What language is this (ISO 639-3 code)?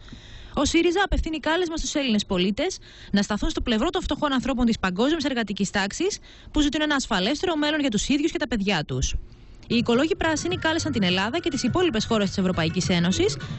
ell